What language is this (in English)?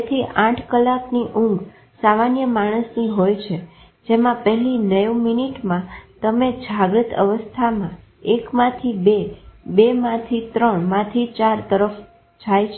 Gujarati